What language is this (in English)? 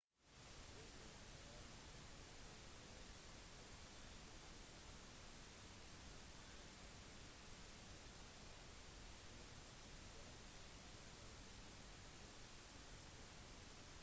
Norwegian Bokmål